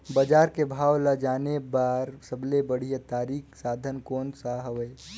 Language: Chhattisgarhi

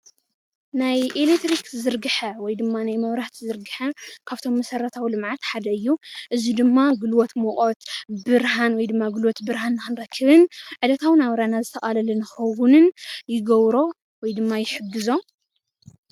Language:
Tigrinya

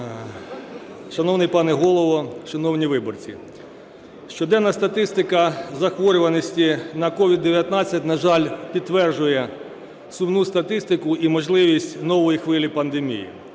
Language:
Ukrainian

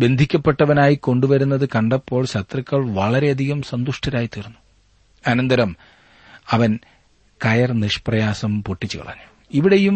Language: Malayalam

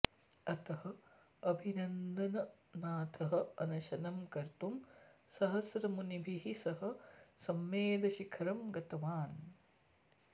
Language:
Sanskrit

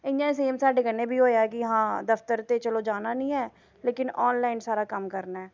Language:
Dogri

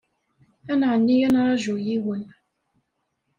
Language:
Kabyle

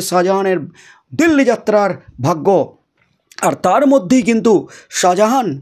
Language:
Bangla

